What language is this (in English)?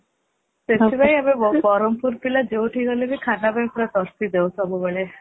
Odia